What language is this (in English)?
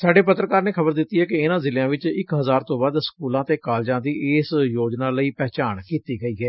Punjabi